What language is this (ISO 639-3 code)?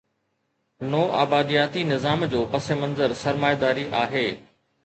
snd